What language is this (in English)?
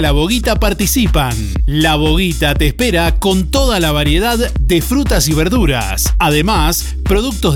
Spanish